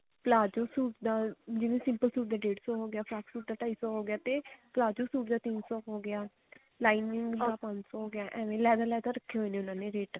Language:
Punjabi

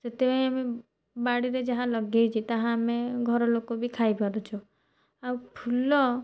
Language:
Odia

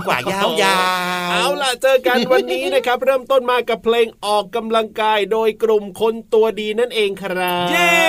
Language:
Thai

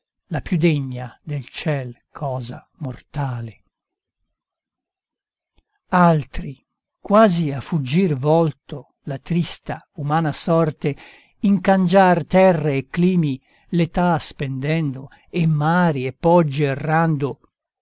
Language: Italian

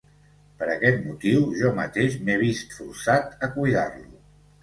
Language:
Catalan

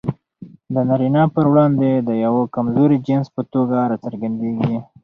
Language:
Pashto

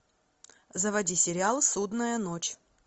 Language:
Russian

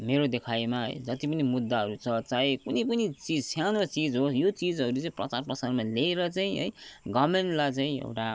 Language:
Nepali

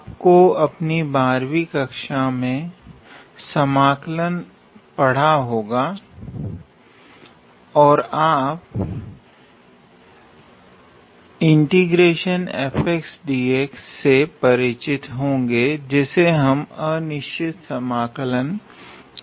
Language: Hindi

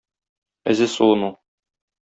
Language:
Tatar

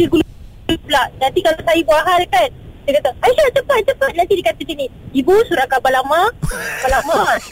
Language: Malay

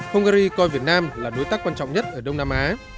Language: Vietnamese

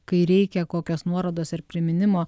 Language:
Lithuanian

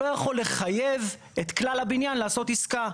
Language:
Hebrew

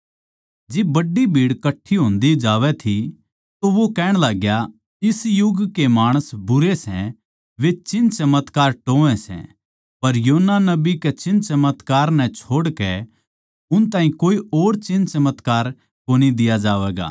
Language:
Haryanvi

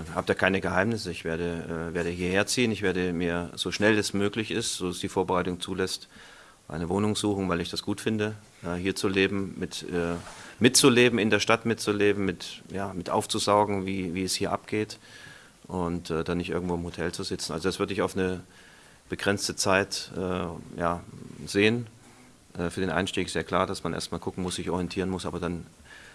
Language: German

